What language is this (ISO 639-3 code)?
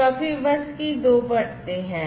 hin